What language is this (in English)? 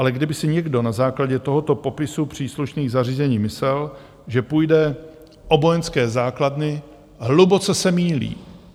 Czech